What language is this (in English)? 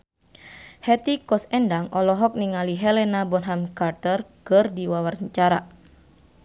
Sundanese